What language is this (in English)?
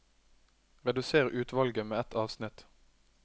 Norwegian